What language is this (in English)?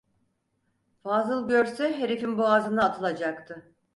Turkish